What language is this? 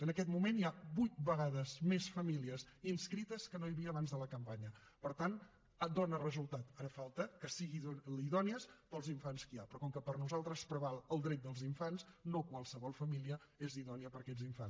Catalan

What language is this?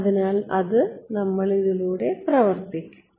Malayalam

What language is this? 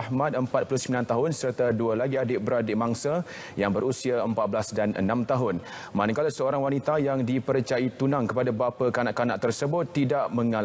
Malay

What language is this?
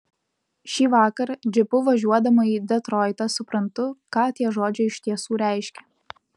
Lithuanian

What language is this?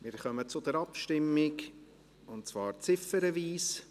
Swiss German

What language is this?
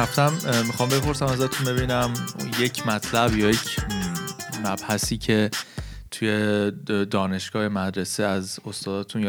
Persian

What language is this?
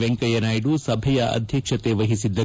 Kannada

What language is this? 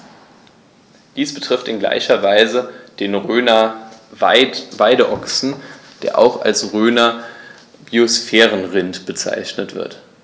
German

